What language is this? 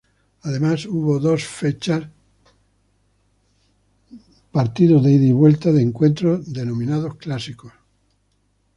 Spanish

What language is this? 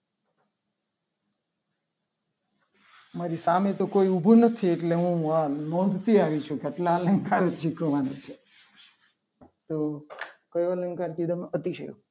Gujarati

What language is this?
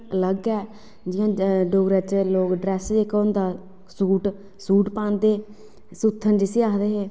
Dogri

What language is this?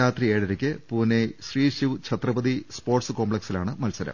Malayalam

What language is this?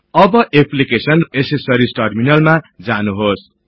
Nepali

